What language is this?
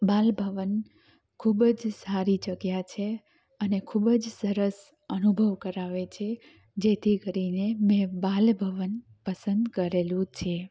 Gujarati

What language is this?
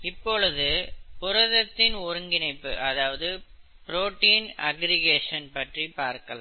Tamil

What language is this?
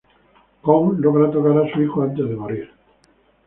Spanish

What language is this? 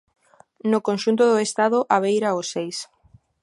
Galician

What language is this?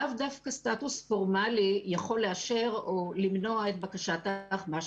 Hebrew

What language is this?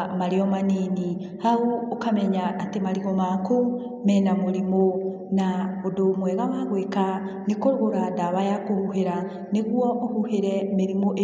Kikuyu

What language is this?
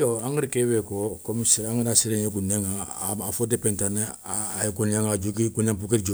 Soninke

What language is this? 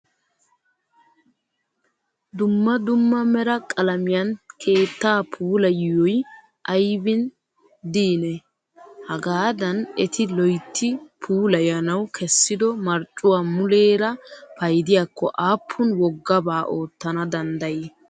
Wolaytta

